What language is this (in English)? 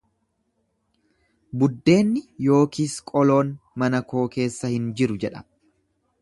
Oromo